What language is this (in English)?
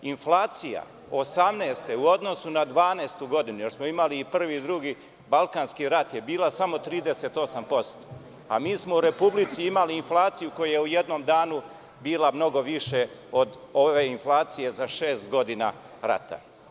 Serbian